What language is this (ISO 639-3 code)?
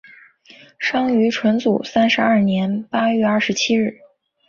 zho